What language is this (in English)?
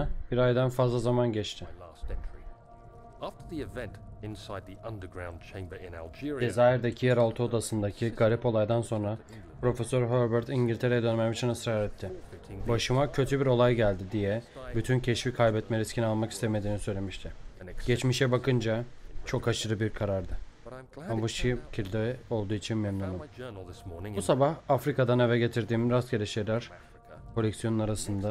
Turkish